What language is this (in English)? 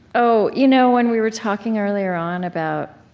English